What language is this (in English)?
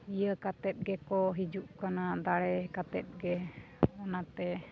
Santali